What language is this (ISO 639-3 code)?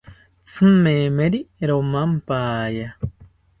cpy